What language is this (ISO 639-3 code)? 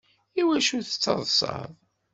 kab